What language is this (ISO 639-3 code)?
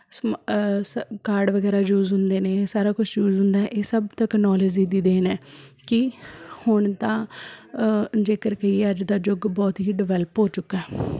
pan